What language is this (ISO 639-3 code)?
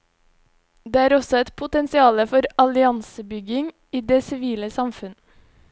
nor